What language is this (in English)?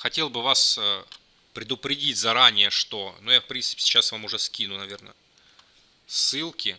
Russian